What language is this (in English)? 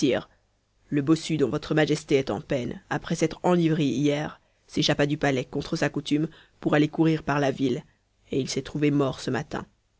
French